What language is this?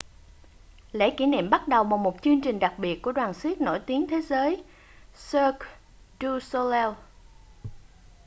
Vietnamese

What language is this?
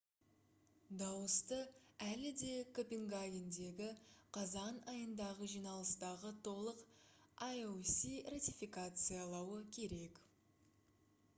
Kazakh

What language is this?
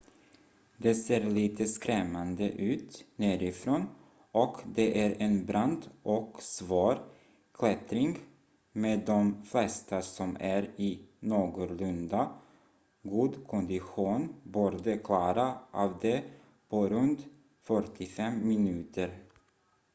Swedish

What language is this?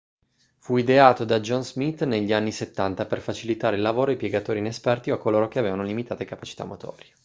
Italian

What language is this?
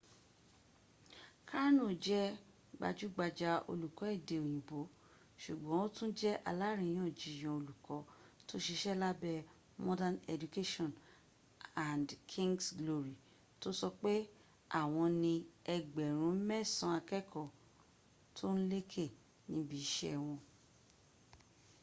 Yoruba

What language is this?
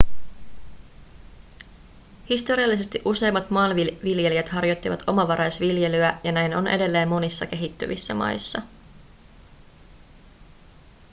Finnish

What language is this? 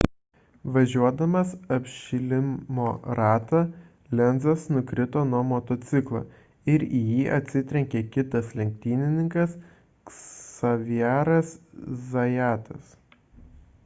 Lithuanian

